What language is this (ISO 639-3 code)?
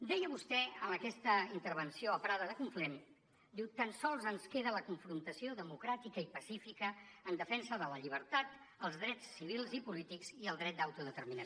cat